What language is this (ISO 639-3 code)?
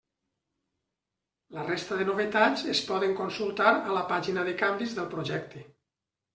cat